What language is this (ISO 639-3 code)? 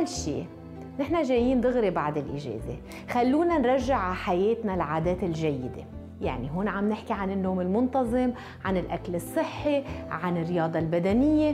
ara